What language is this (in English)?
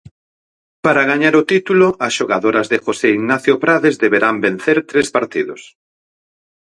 Galician